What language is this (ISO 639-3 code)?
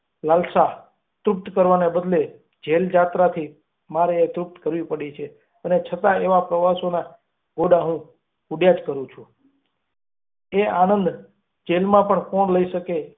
guj